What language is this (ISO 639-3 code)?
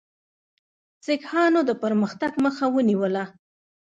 pus